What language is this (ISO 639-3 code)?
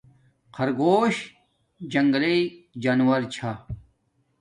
dmk